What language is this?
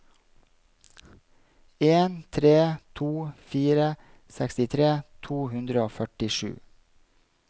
Norwegian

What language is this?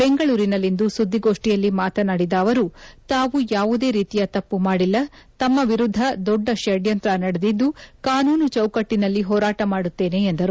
Kannada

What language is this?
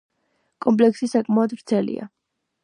Georgian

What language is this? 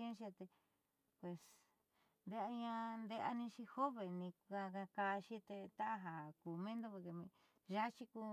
Southeastern Nochixtlán Mixtec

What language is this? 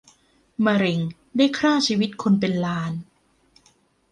Thai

